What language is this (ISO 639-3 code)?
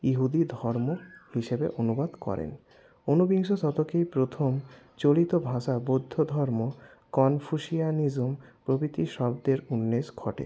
ben